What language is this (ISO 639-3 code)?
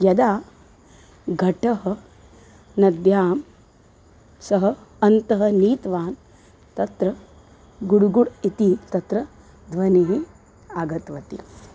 san